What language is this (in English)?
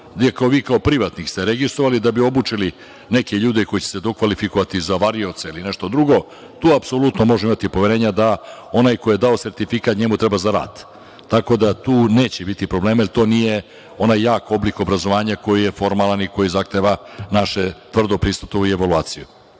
Serbian